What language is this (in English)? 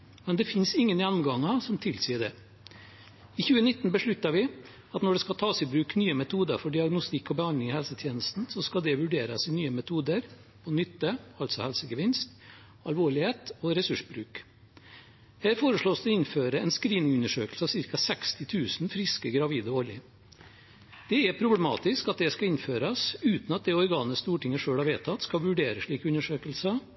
Norwegian Bokmål